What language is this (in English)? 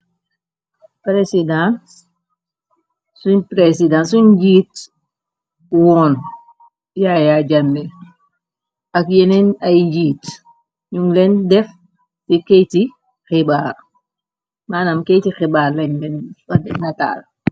Wolof